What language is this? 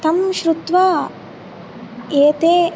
Sanskrit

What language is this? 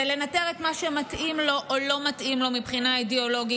Hebrew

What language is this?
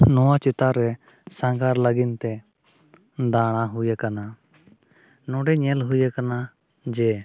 Santali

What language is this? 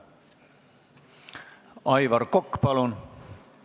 Estonian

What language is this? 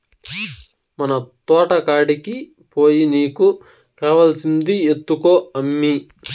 Telugu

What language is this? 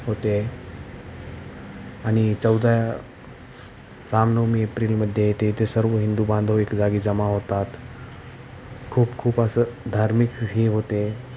Marathi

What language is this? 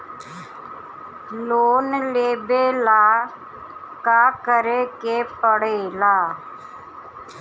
Bhojpuri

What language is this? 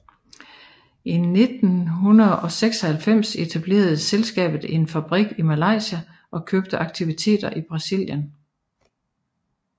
Danish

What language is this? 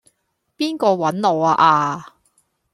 Cantonese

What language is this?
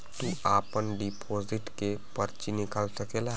Bhojpuri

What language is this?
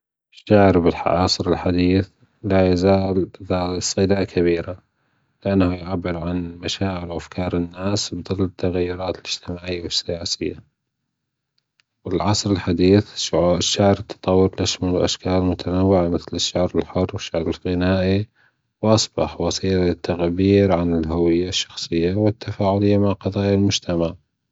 Gulf Arabic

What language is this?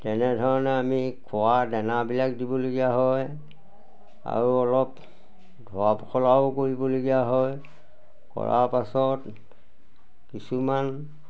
Assamese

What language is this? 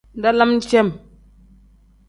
Tem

